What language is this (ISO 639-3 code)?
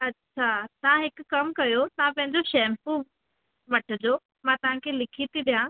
snd